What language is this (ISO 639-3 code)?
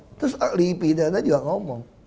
ind